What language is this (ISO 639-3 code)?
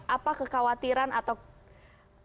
ind